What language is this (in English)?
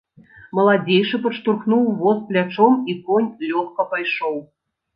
Belarusian